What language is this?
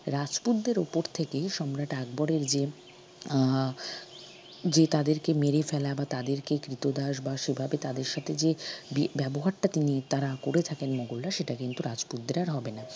Bangla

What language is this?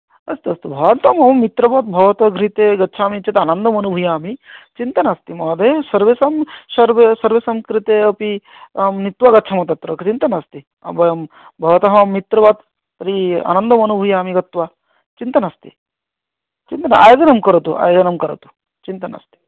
Sanskrit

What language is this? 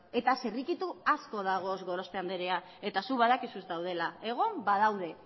Basque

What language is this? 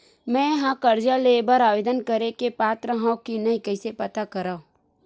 Chhattisgarhi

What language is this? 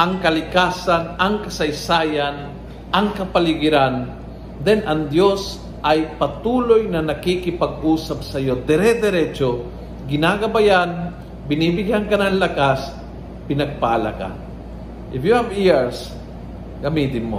Filipino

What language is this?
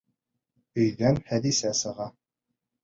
Bashkir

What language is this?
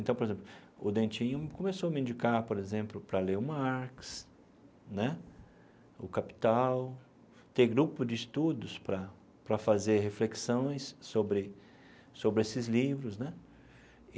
Portuguese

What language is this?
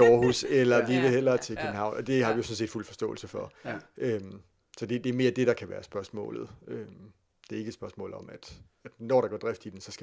Danish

